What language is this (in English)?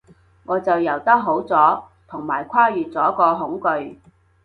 Cantonese